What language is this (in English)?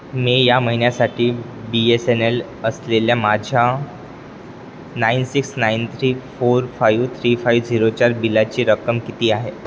Marathi